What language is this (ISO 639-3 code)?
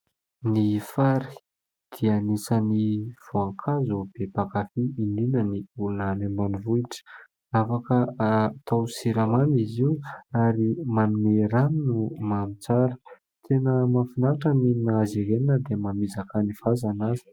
mlg